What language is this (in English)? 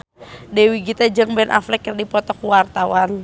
Sundanese